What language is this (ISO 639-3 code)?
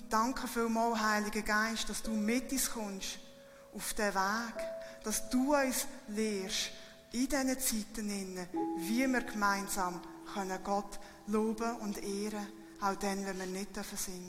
deu